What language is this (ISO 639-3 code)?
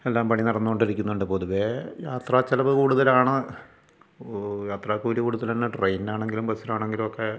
mal